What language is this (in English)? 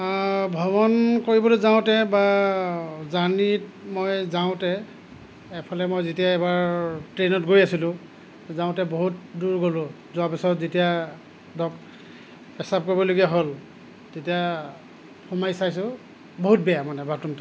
Assamese